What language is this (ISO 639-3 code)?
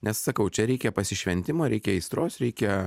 lit